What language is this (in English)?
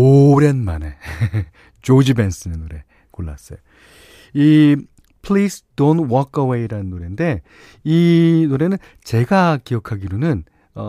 Korean